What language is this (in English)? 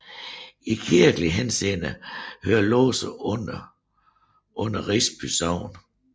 Danish